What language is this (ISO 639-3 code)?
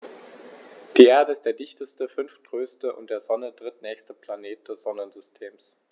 deu